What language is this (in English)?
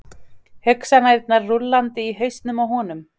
Icelandic